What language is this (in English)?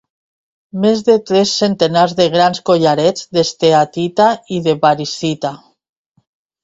Catalan